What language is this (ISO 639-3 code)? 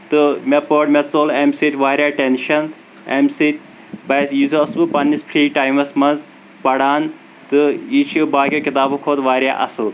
kas